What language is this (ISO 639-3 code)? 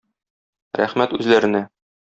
tat